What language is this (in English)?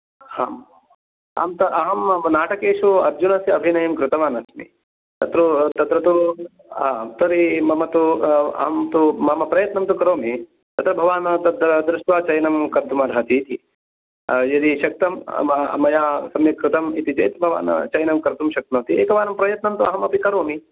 Sanskrit